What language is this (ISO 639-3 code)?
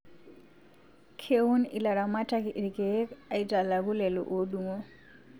mas